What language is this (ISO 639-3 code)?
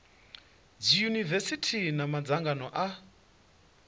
ven